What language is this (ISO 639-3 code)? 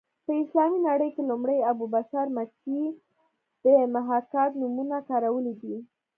pus